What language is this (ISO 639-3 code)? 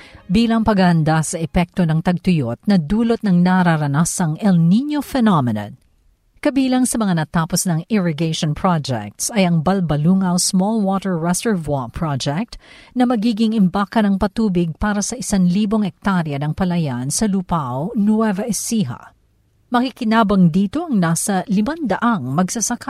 fil